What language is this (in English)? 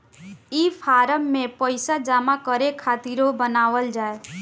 Bhojpuri